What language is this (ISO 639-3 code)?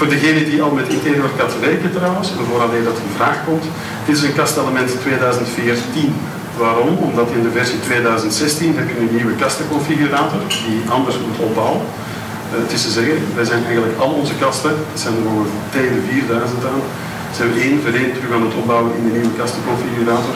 nld